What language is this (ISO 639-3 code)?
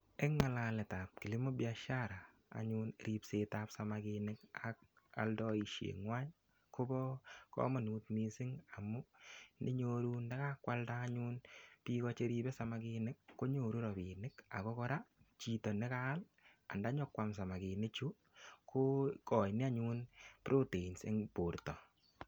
kln